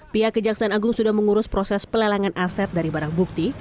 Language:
Indonesian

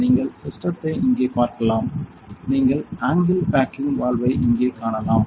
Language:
Tamil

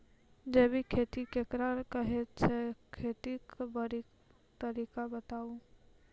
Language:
Maithili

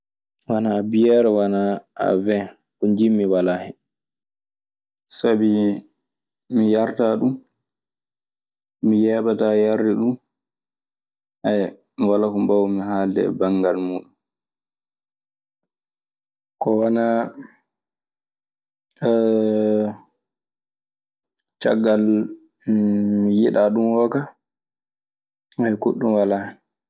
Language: Maasina Fulfulde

